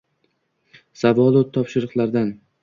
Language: Uzbek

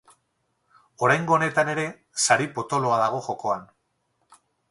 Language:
Basque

